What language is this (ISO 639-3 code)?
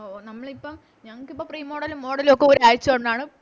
mal